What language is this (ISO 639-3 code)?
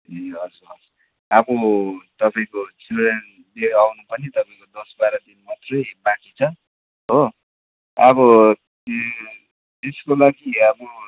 nep